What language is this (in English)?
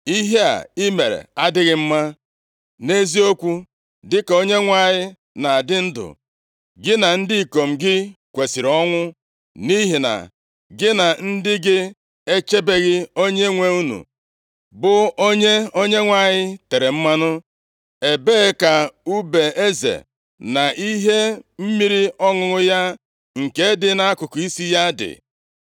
Igbo